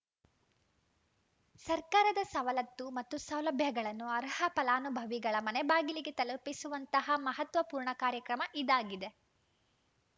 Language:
Kannada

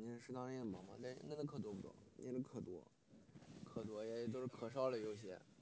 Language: Chinese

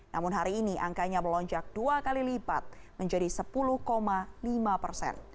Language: Indonesian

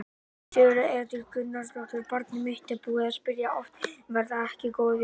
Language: Icelandic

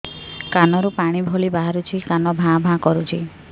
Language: Odia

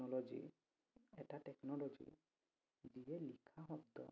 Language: Assamese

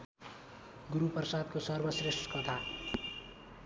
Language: Nepali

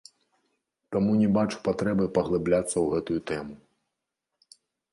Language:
Belarusian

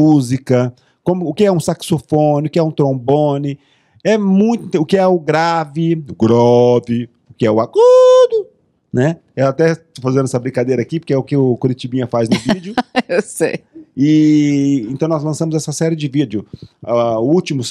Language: Portuguese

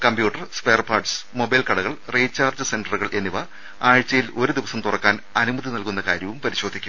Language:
Malayalam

